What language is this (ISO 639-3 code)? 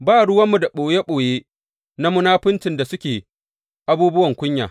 hau